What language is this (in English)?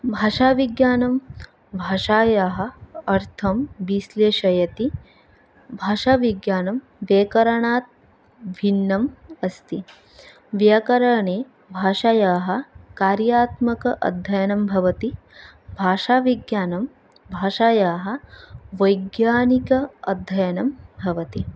Sanskrit